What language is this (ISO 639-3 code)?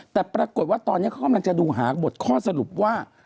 tha